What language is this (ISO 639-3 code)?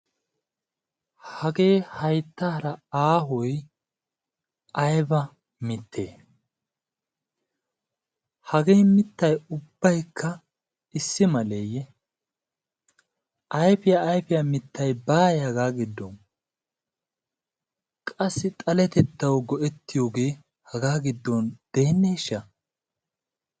wal